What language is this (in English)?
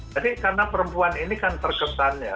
Indonesian